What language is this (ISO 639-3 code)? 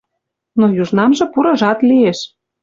mrj